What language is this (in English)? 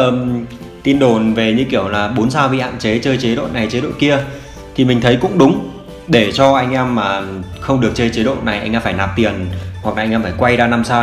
Vietnamese